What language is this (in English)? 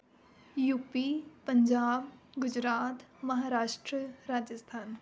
Punjabi